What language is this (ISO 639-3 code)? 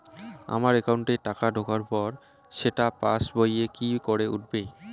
ben